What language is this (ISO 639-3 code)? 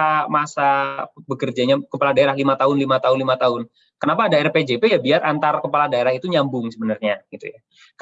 ind